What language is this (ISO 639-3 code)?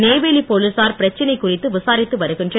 tam